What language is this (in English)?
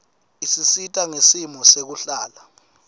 Swati